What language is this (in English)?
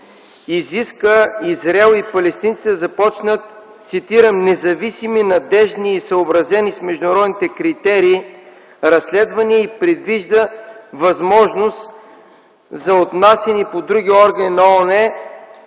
Bulgarian